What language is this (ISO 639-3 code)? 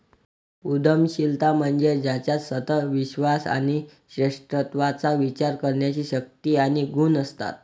mar